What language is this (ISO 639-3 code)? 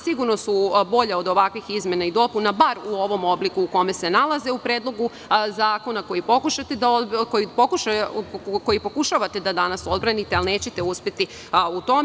srp